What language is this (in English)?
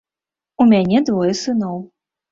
Belarusian